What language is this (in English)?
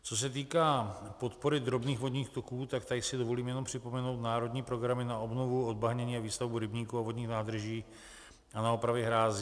Czech